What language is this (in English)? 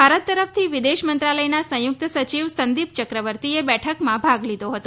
Gujarati